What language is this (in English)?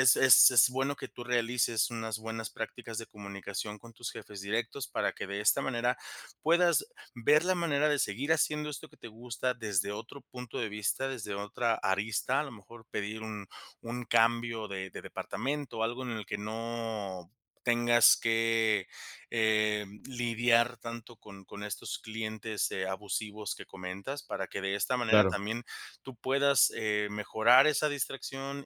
Spanish